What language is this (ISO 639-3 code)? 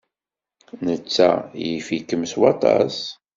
kab